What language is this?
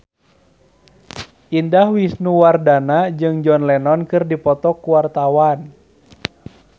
Sundanese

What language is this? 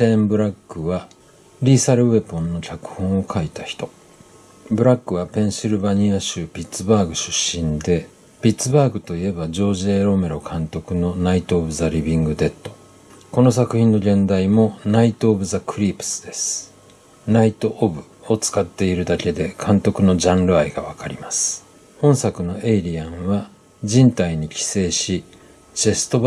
Japanese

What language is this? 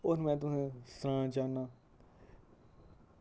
Dogri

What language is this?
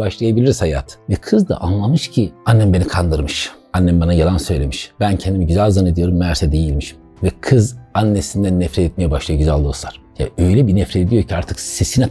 Turkish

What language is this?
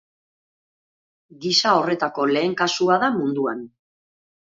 Basque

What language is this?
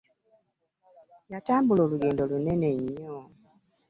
Ganda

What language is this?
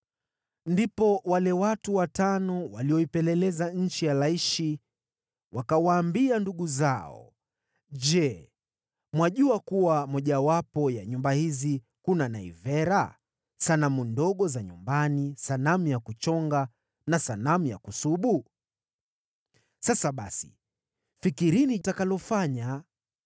Swahili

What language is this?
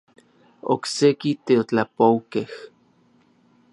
Orizaba Nahuatl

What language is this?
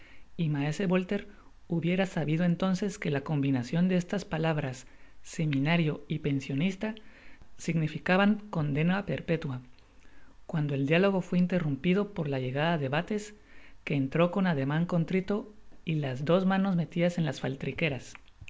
Spanish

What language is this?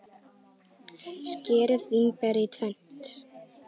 Icelandic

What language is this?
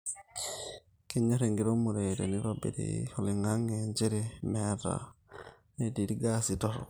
Masai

